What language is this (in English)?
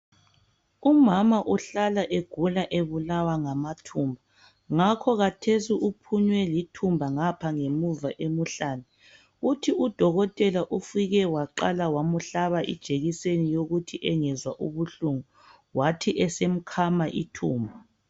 North Ndebele